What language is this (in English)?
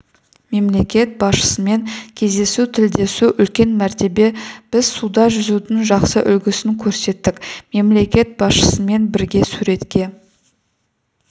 Kazakh